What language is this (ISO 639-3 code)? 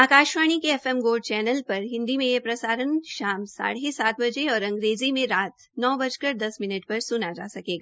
hin